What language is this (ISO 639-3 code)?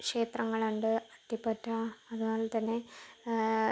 mal